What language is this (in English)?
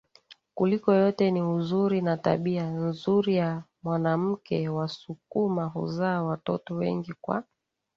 Swahili